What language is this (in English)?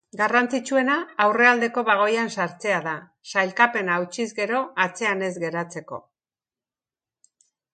Basque